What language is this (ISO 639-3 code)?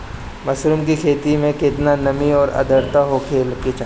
bho